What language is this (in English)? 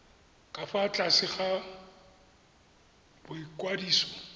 Tswana